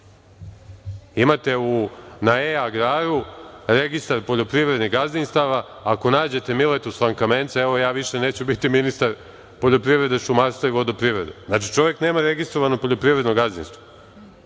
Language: Serbian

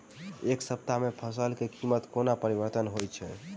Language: Maithili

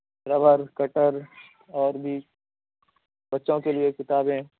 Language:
Urdu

